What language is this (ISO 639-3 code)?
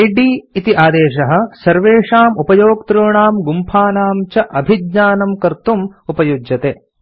san